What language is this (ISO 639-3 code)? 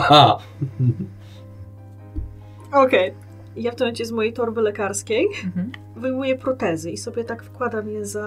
pol